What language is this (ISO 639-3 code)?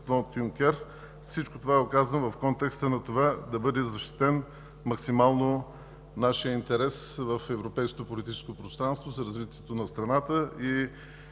bul